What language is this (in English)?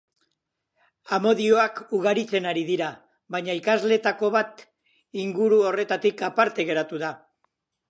Basque